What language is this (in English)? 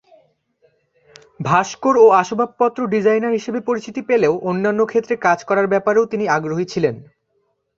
Bangla